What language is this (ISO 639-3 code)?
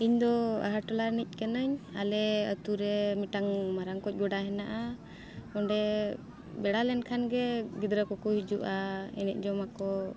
sat